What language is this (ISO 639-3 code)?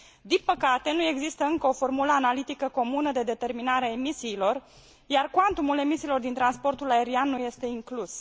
ron